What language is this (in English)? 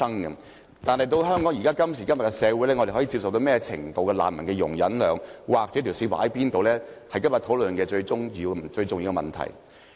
Cantonese